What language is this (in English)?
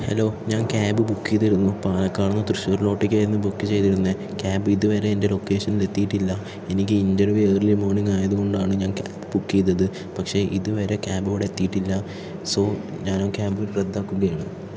Malayalam